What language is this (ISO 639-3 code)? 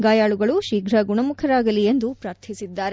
kan